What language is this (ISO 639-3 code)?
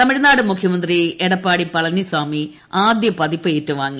mal